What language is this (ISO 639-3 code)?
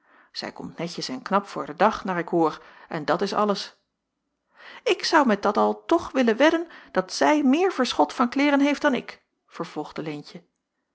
nld